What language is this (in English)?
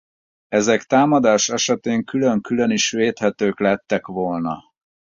Hungarian